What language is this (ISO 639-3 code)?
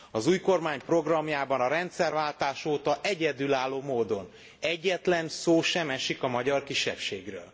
hun